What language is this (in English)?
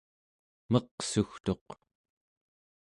Central Yupik